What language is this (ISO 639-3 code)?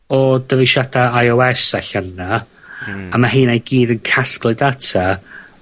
cym